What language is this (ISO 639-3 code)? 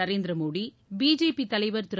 tam